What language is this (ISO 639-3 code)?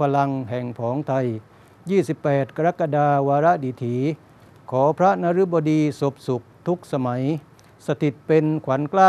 tha